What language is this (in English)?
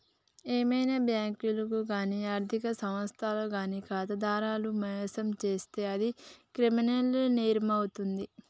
Telugu